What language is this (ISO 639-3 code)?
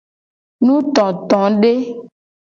gej